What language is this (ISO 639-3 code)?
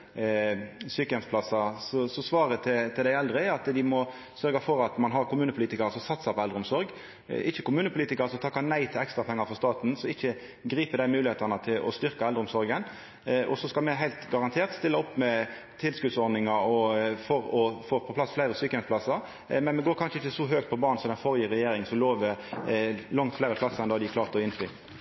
nno